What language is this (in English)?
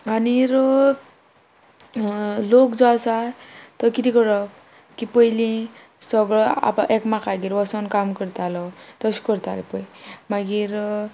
Konkani